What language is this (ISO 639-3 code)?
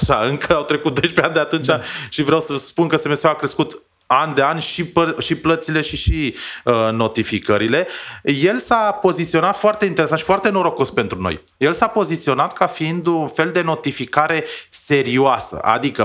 ron